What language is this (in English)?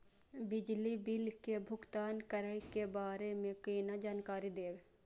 Maithili